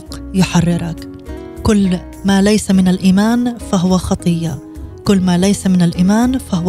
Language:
Arabic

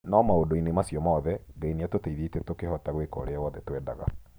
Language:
Kikuyu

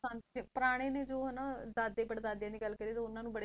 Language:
Punjabi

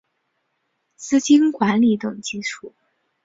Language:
Chinese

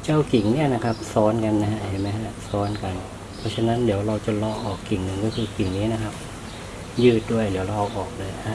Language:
Thai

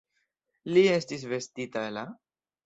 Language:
Esperanto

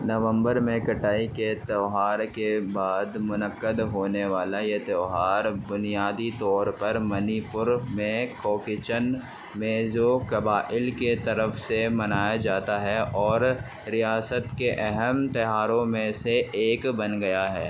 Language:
Urdu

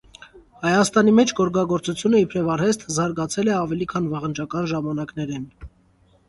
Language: Armenian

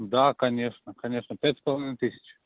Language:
Russian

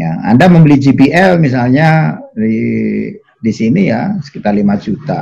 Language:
Indonesian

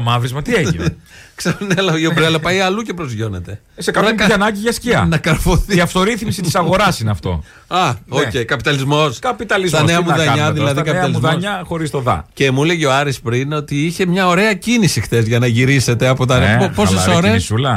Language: Greek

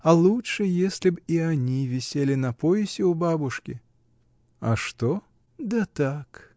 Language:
Russian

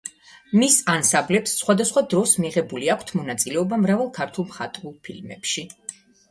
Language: Georgian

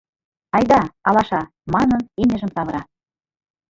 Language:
Mari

